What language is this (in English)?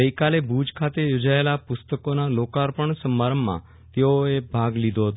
Gujarati